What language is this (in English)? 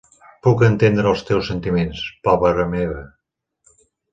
Catalan